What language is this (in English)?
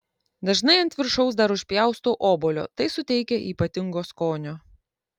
Lithuanian